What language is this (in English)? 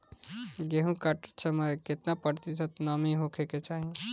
Bhojpuri